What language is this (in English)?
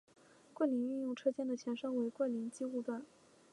Chinese